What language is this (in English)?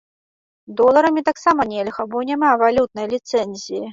Belarusian